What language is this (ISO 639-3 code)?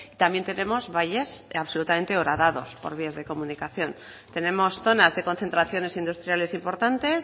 spa